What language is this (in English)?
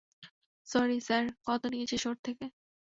Bangla